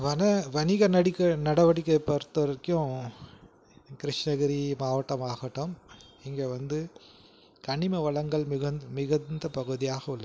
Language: Tamil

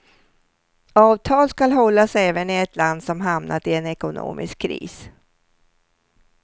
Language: Swedish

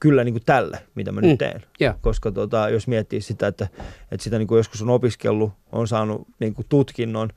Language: Finnish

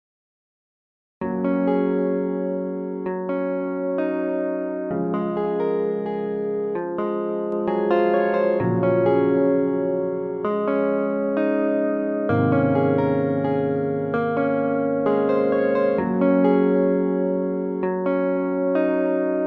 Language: Indonesian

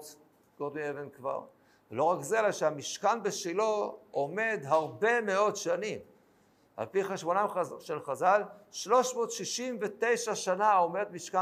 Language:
Hebrew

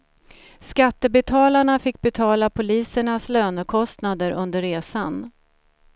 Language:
Swedish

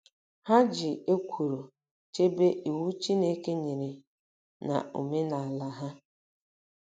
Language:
Igbo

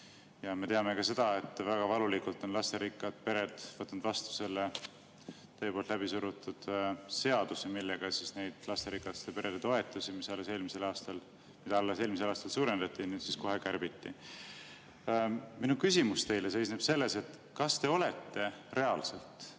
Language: Estonian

